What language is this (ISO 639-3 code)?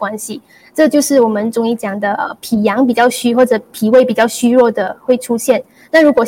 zho